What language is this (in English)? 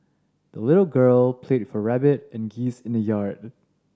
English